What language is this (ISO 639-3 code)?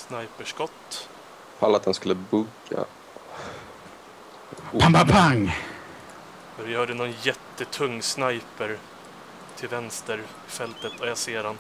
swe